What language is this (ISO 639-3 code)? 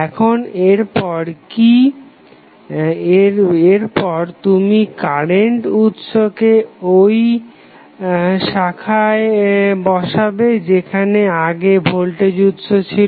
ben